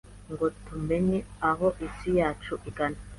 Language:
Kinyarwanda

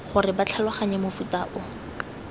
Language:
Tswana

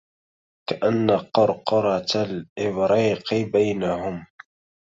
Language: Arabic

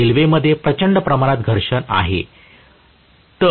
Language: Marathi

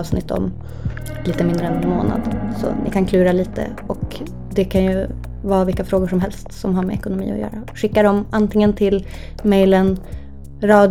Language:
Swedish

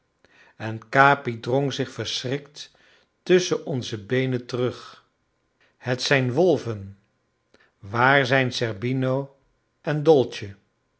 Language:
Dutch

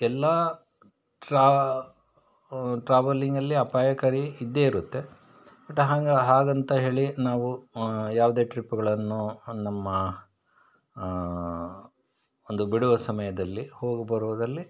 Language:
Kannada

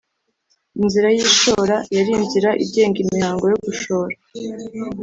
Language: Kinyarwanda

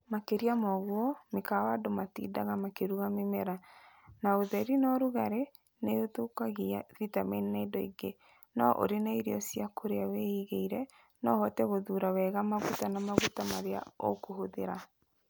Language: Kikuyu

